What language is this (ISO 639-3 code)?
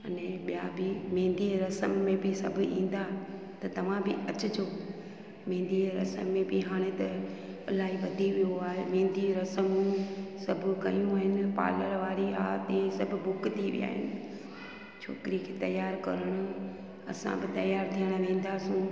snd